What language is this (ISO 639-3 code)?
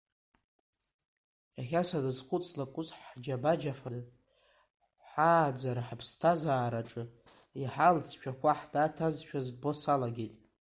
abk